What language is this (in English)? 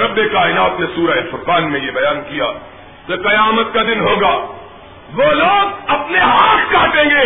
Urdu